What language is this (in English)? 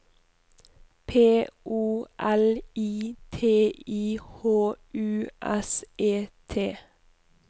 Norwegian